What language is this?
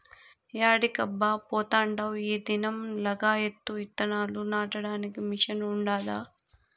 Telugu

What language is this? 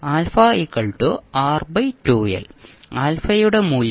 Malayalam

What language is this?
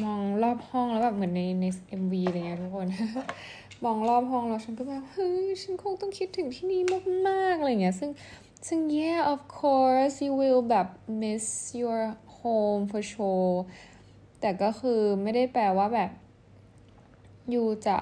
Thai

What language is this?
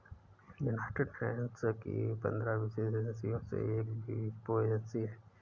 Hindi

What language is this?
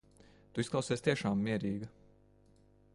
Latvian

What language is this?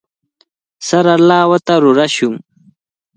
Cajatambo North Lima Quechua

